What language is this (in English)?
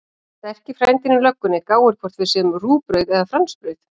Icelandic